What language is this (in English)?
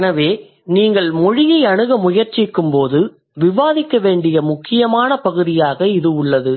Tamil